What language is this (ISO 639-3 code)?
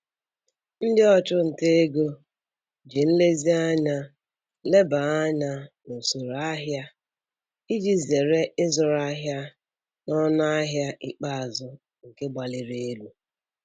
ibo